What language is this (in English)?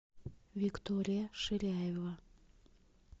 Russian